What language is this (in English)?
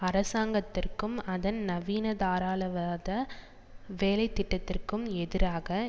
Tamil